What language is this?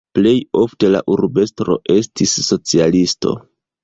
Esperanto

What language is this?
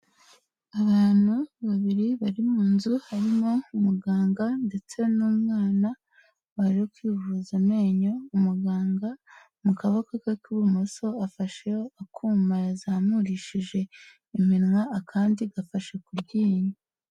Kinyarwanda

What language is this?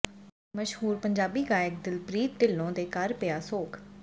Punjabi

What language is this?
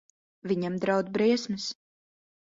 Latvian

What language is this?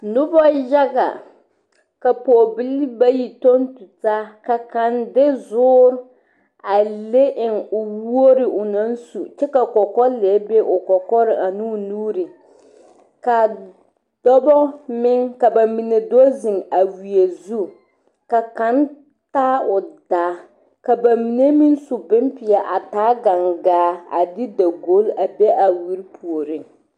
Southern Dagaare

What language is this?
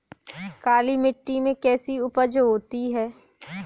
Hindi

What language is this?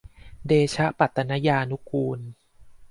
Thai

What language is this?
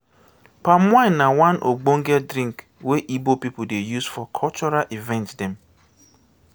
Nigerian Pidgin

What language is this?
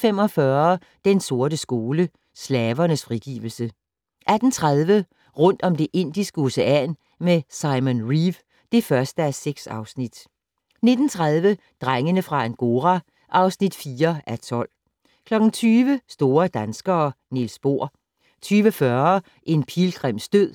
Danish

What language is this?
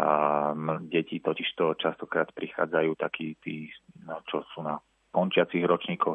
Slovak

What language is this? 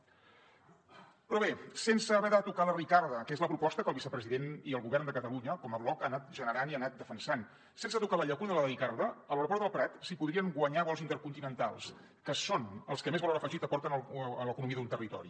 Catalan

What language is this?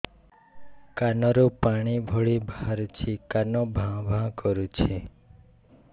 Odia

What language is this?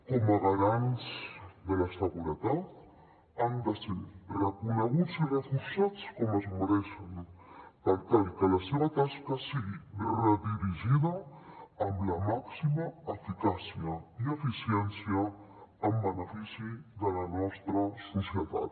Catalan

